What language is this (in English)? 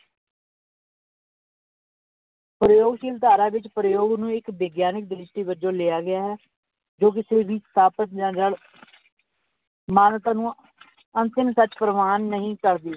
Punjabi